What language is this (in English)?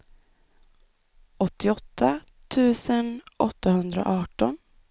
Swedish